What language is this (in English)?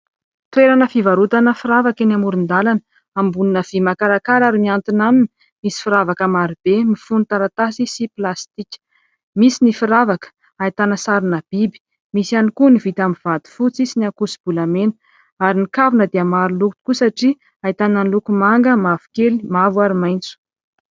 Malagasy